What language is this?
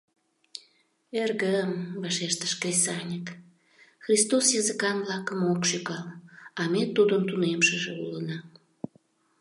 Mari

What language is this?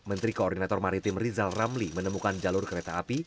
Indonesian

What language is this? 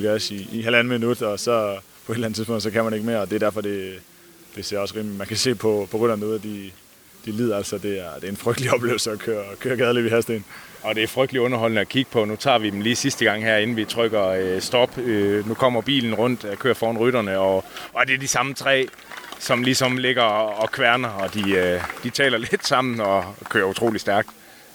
Danish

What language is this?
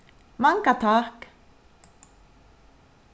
Faroese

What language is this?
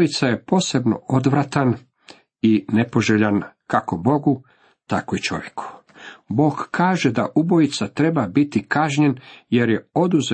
Croatian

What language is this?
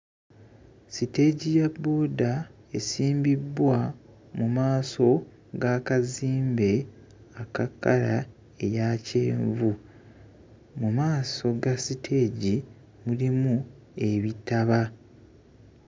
Ganda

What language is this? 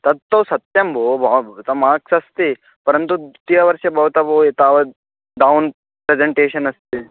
Sanskrit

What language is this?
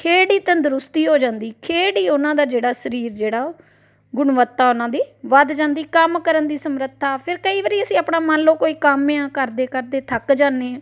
Punjabi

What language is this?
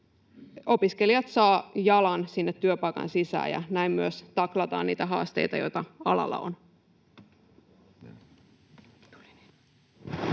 Finnish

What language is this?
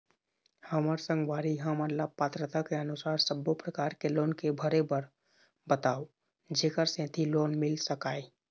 Chhattisgarhi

